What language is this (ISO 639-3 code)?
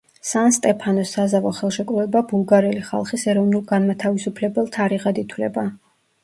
kat